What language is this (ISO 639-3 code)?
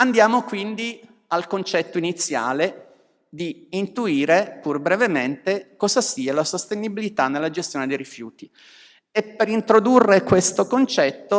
ita